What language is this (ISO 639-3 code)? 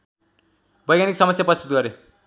nep